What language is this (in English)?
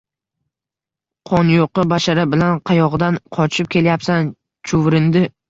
Uzbek